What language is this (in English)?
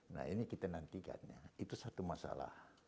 Indonesian